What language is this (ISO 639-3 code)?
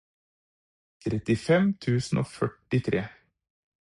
nob